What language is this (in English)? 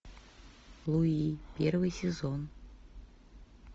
Russian